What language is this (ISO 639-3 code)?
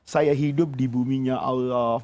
ind